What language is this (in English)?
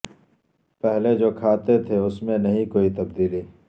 Urdu